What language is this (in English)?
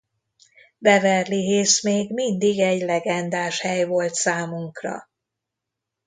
Hungarian